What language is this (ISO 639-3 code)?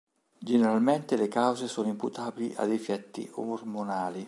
ita